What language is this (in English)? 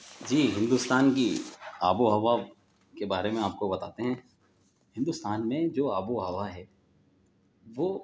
Urdu